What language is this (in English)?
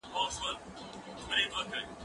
Pashto